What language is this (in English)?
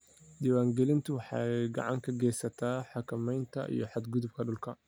Somali